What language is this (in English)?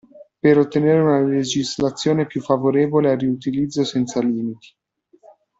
Italian